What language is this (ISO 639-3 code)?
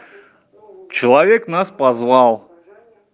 rus